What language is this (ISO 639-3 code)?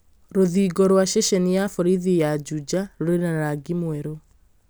kik